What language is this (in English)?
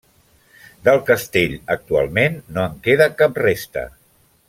Catalan